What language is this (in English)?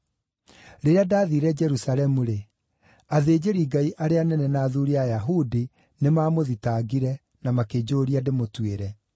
Kikuyu